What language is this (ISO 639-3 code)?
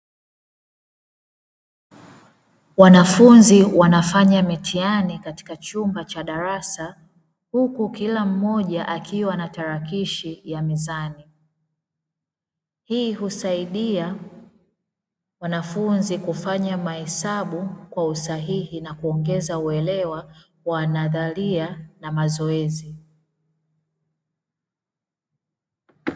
swa